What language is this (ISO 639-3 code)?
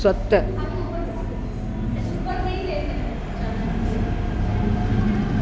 snd